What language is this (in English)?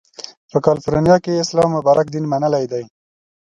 Pashto